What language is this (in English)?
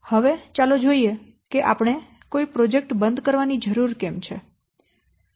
Gujarati